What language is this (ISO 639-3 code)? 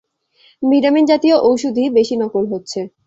ben